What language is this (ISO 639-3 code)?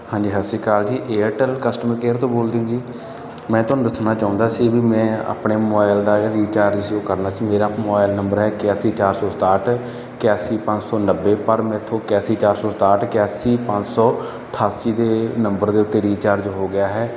pan